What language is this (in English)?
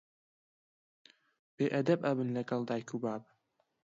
Central Kurdish